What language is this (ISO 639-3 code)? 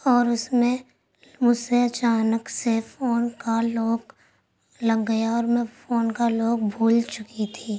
urd